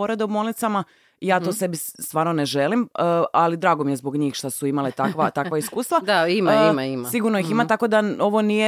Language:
Croatian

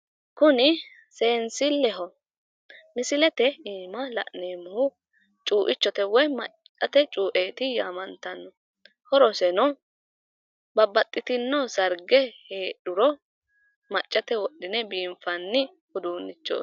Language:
Sidamo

